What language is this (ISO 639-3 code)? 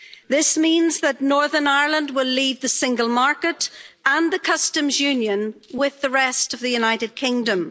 eng